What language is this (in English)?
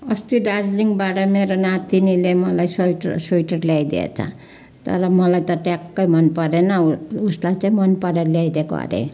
Nepali